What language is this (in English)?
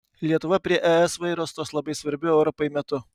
Lithuanian